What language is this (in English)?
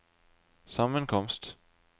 Norwegian